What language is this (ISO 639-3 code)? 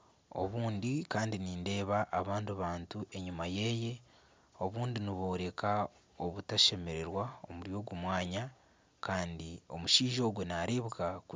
nyn